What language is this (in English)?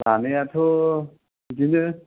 Bodo